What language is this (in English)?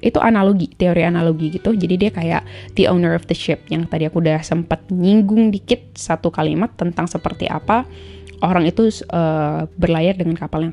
Indonesian